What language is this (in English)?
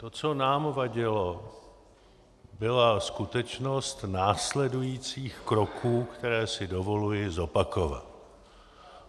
Czech